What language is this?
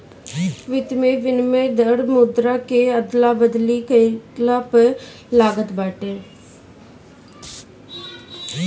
Bhojpuri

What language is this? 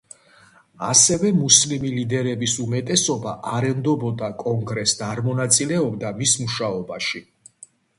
Georgian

